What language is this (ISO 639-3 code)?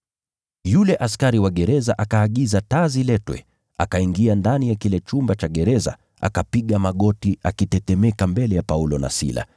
swa